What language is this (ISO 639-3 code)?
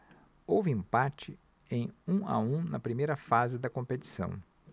por